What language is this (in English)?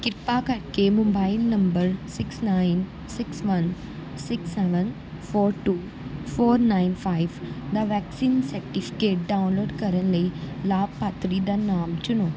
Punjabi